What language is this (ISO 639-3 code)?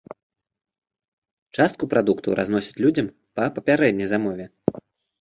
bel